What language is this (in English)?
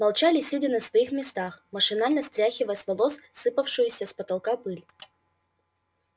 Russian